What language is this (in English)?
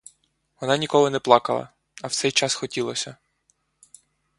Ukrainian